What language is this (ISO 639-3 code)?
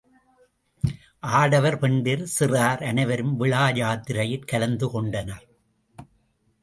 tam